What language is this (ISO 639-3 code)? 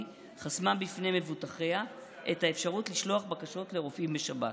heb